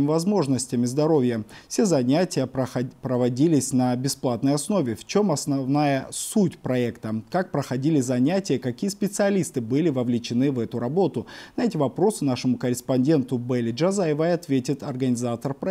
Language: Russian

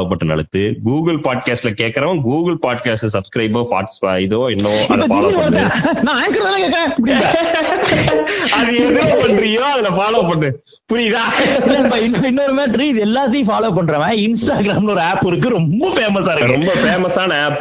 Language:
Tamil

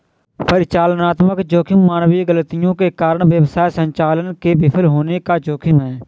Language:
Hindi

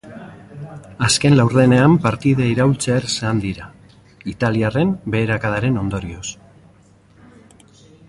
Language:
Basque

